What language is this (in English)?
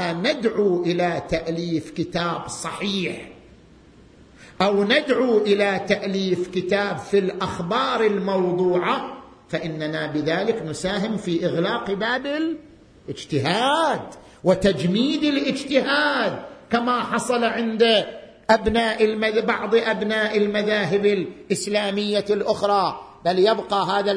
Arabic